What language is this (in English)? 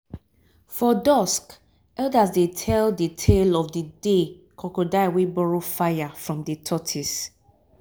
Nigerian Pidgin